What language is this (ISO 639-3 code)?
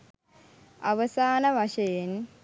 sin